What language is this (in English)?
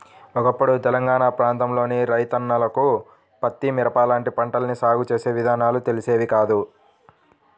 Telugu